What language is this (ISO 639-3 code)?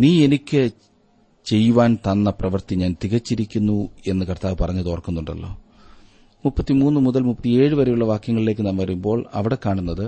mal